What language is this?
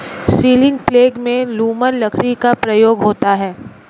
Hindi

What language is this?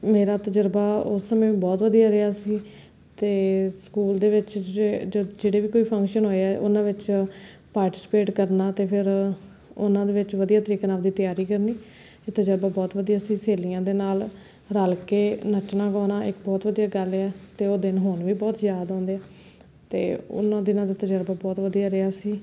Punjabi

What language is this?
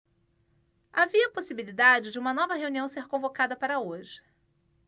Portuguese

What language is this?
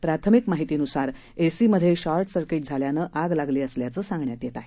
Marathi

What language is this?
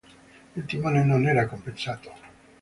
Italian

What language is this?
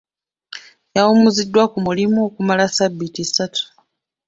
Ganda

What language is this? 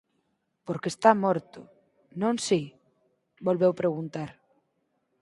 Galician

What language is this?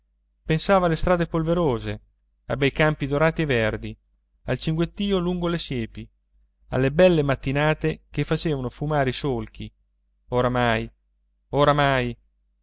Italian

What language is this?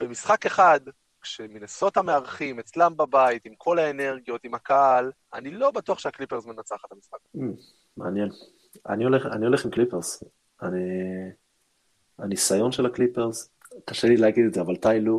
Hebrew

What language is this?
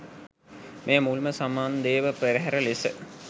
Sinhala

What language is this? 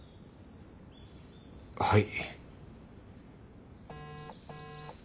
Japanese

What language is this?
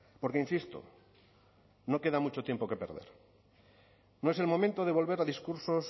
Spanish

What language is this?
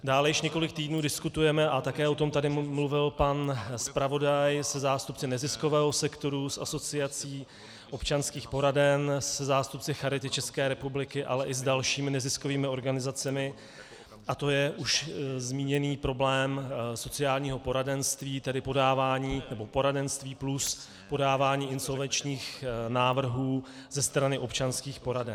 Czech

